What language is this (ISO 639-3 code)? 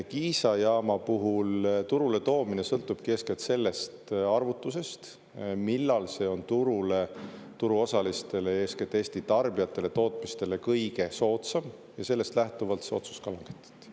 est